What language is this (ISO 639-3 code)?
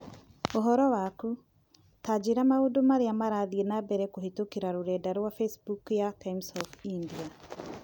kik